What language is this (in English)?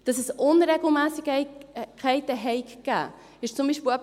Swiss German